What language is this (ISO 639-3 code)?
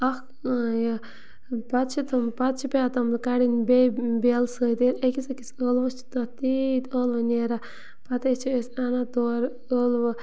kas